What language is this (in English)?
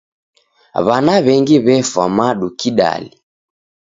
Taita